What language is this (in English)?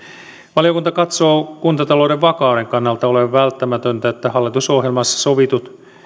Finnish